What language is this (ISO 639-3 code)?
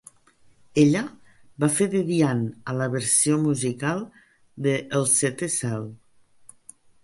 cat